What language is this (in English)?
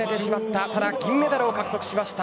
Japanese